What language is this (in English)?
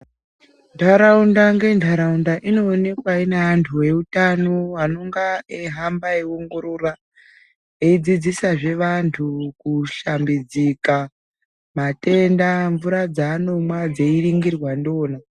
Ndau